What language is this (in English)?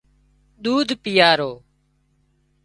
Wadiyara Koli